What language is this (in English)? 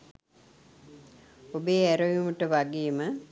Sinhala